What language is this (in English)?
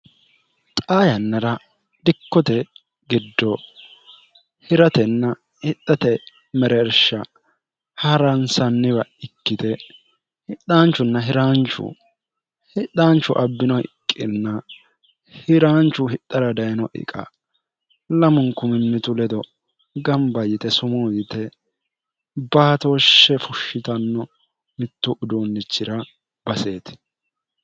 Sidamo